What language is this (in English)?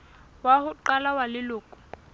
Southern Sotho